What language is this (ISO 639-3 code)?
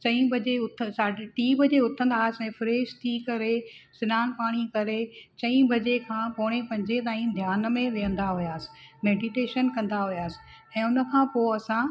snd